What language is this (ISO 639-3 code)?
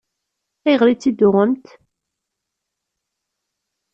kab